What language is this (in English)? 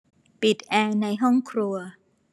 Thai